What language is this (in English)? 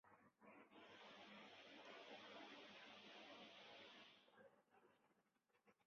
Chinese